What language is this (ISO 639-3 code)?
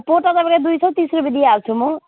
nep